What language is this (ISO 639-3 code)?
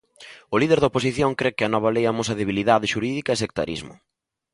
glg